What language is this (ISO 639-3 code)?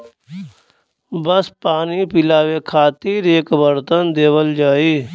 bho